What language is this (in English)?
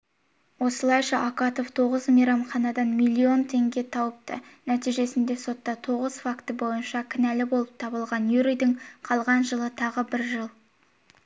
Kazakh